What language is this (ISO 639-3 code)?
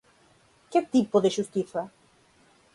glg